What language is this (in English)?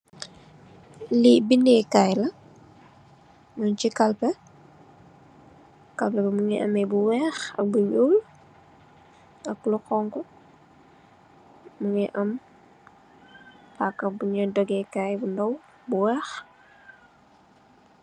Wolof